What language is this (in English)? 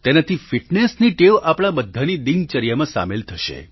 Gujarati